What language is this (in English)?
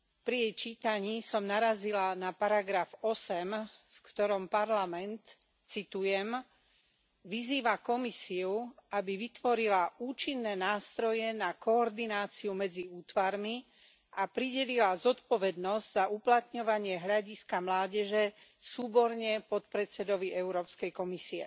Slovak